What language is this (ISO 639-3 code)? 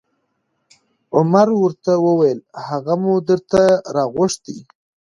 pus